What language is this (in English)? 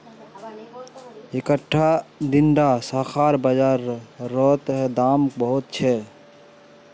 Magahi